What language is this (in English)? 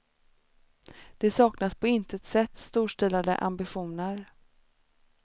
Swedish